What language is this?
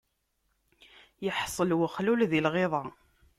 Kabyle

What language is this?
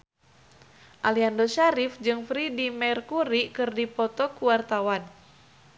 Sundanese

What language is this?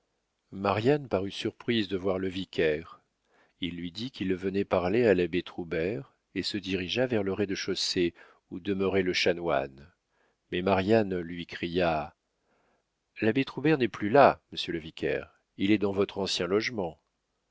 French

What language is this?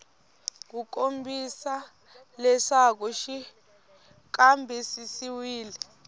Tsonga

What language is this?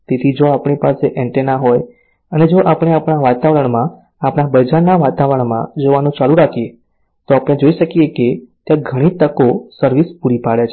Gujarati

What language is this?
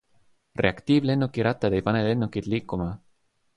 Estonian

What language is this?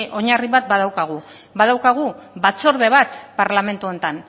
Basque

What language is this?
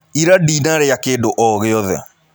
Kikuyu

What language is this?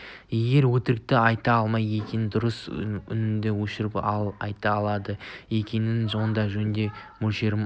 Kazakh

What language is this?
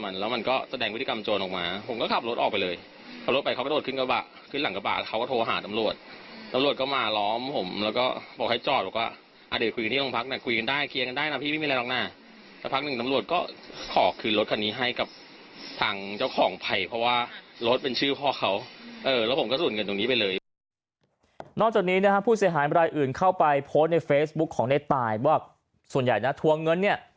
Thai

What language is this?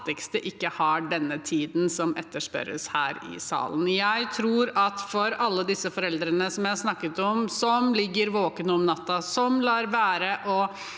Norwegian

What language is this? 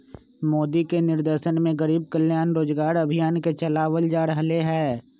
Magahi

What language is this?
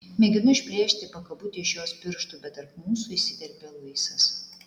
Lithuanian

